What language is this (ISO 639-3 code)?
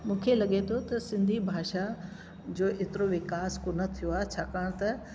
snd